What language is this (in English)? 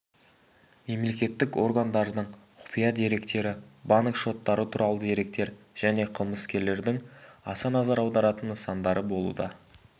Kazakh